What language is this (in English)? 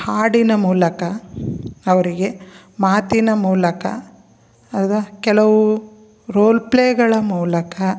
Kannada